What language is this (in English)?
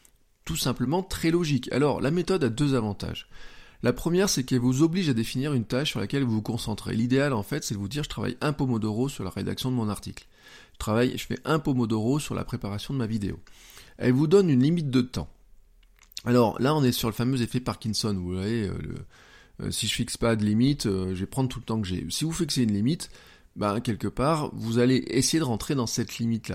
French